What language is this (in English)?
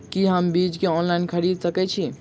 Maithili